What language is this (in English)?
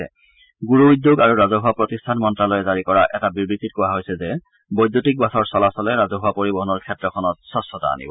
Assamese